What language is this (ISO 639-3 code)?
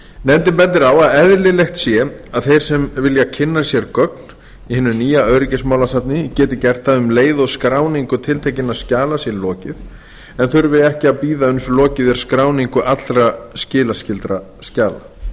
isl